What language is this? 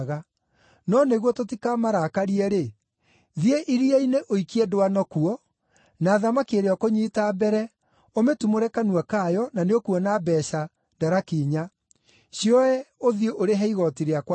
Kikuyu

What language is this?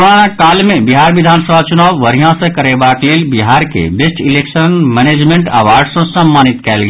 Maithili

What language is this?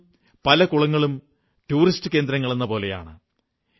Malayalam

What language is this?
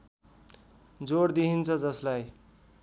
Nepali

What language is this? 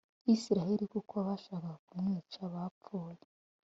Kinyarwanda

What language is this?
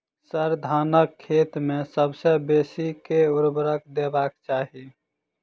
Maithili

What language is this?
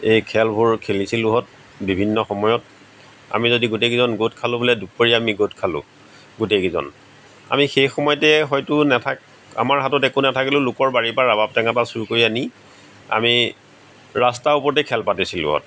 Assamese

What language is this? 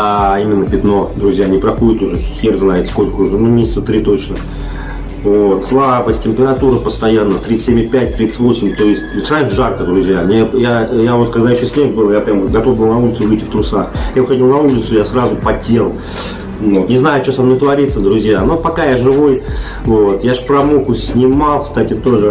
Russian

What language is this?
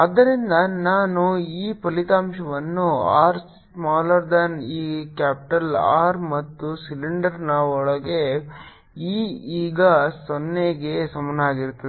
Kannada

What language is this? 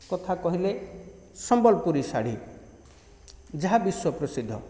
Odia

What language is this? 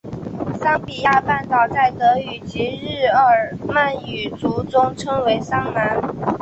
Chinese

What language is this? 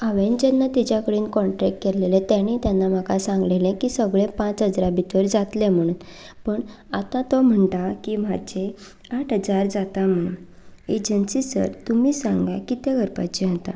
Konkani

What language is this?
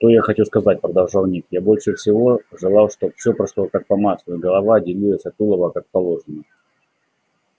Russian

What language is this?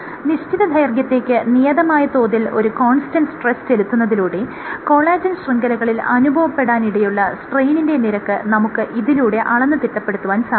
Malayalam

